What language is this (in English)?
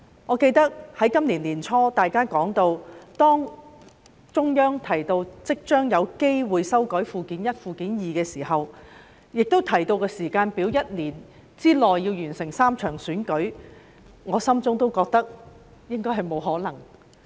Cantonese